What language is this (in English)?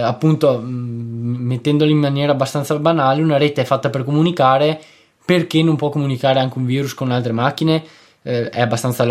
Italian